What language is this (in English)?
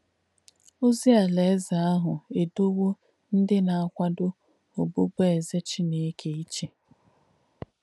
Igbo